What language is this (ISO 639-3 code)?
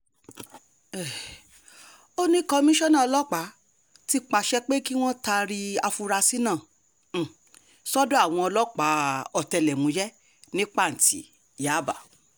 yor